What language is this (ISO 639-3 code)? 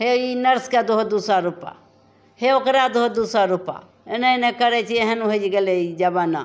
mai